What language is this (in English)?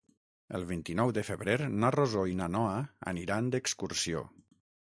Catalan